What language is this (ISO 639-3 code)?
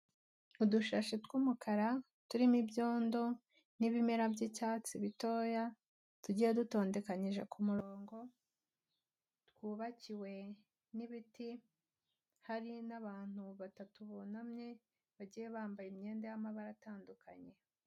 kin